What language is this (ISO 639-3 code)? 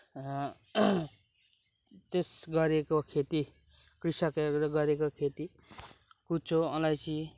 nep